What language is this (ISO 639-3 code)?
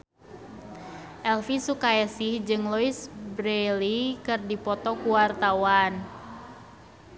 sun